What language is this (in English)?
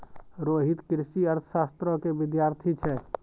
Maithili